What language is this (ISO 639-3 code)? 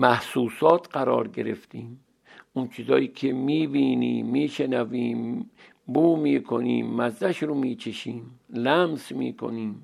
fas